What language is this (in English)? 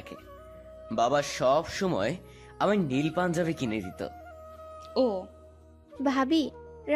Bangla